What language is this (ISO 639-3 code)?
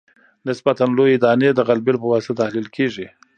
pus